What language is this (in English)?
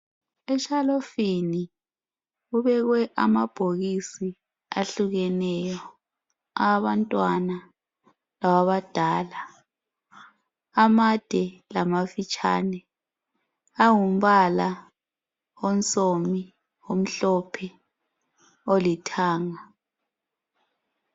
North Ndebele